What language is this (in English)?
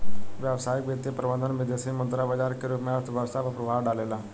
Bhojpuri